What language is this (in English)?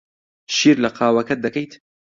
Central Kurdish